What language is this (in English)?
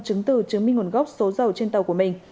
Vietnamese